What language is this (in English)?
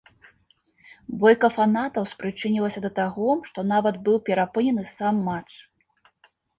Belarusian